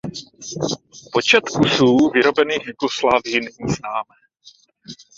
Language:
Czech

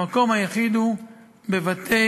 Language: Hebrew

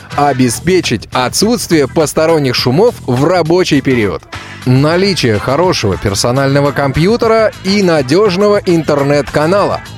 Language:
Russian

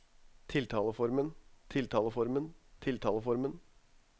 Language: Norwegian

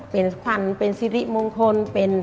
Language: Thai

